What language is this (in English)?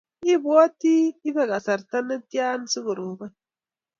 Kalenjin